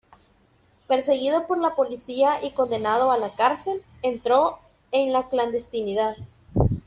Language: Spanish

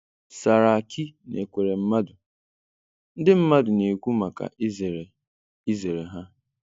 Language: Igbo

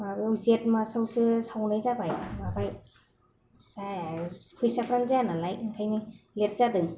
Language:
Bodo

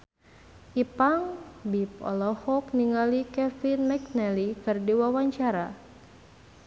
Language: Sundanese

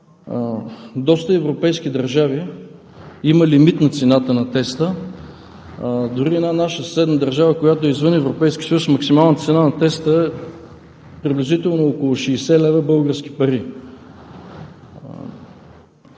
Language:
Bulgarian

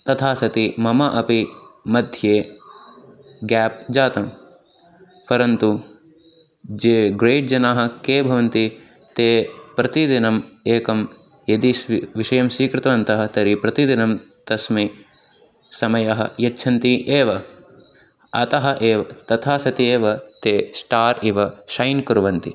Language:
Sanskrit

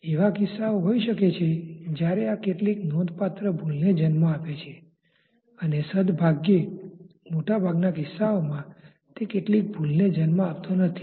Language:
Gujarati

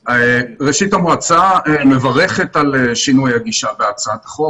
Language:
Hebrew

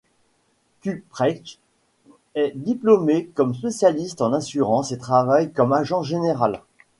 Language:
French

